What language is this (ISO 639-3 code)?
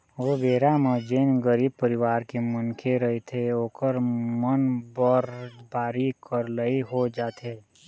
hne